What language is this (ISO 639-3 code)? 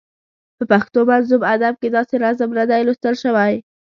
pus